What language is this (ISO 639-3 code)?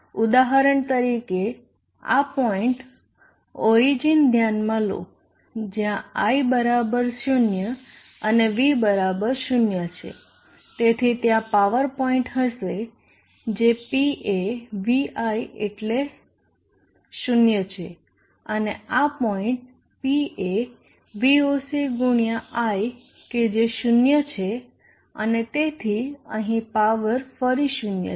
guj